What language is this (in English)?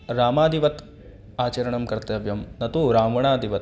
Sanskrit